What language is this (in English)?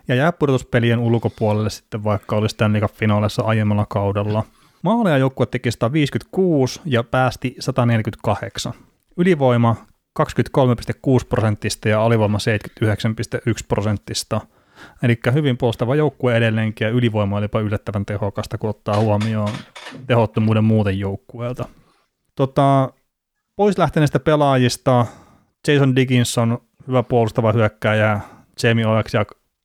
Finnish